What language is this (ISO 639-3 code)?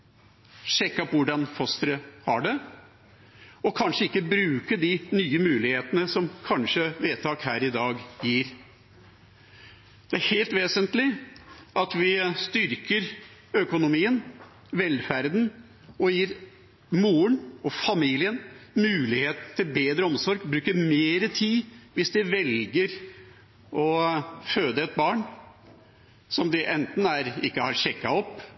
nob